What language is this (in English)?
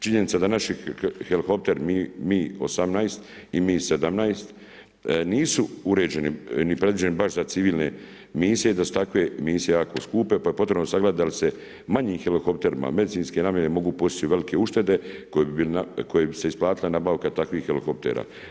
Croatian